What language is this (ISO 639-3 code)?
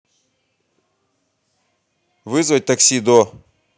rus